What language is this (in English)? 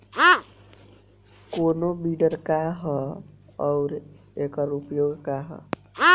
Bhojpuri